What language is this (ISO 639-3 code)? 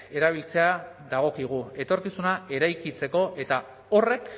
eus